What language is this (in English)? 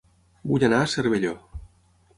Catalan